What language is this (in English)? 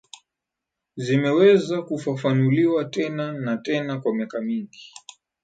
Swahili